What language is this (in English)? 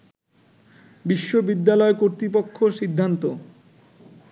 Bangla